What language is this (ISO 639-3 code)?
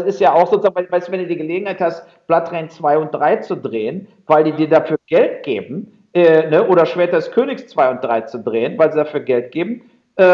deu